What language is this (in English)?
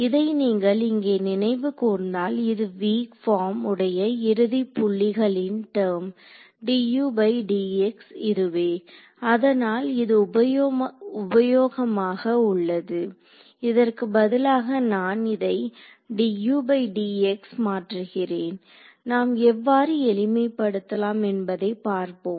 Tamil